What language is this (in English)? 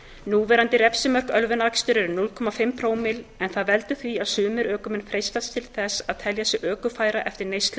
Icelandic